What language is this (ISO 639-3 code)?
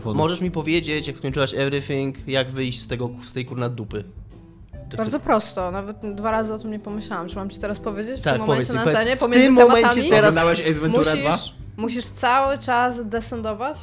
pol